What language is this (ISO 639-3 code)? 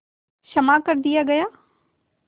hin